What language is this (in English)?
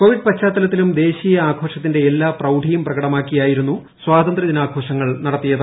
Malayalam